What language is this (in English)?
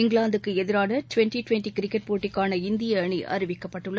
Tamil